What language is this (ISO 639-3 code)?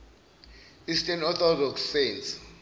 zul